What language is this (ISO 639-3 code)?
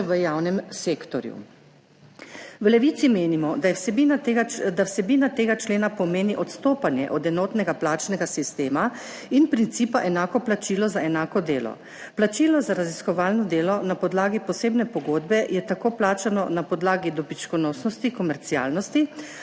slv